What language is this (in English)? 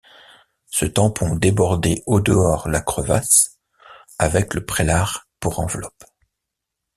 French